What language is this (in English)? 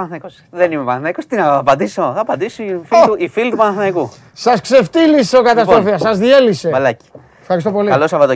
Greek